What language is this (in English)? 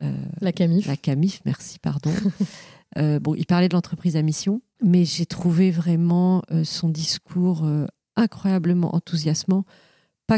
French